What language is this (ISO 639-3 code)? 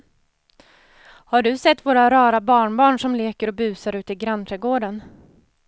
swe